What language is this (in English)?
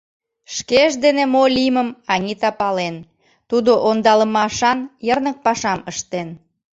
Mari